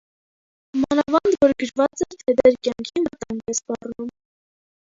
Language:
Armenian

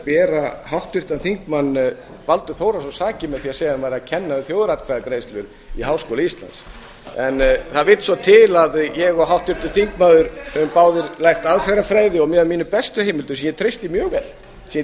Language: Icelandic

